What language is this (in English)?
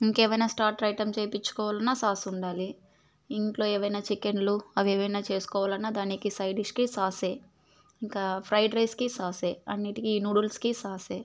Telugu